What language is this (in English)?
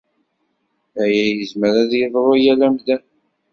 Kabyle